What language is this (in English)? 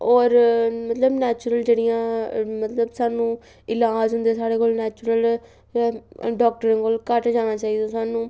Dogri